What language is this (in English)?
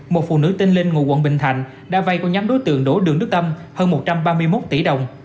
Vietnamese